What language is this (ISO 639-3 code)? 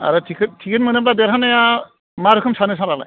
brx